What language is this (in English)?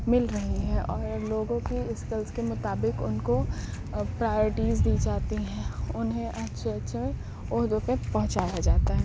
Urdu